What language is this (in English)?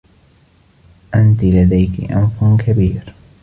Arabic